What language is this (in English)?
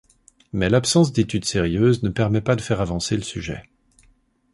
French